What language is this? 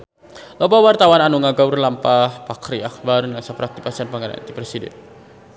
Sundanese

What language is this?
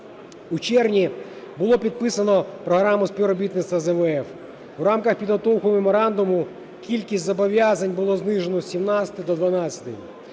Ukrainian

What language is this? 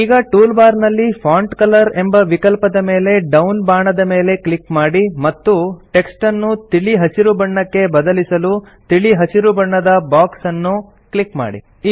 Kannada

